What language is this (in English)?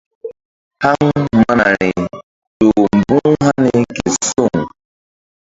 Mbum